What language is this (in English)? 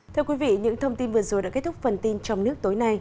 Vietnamese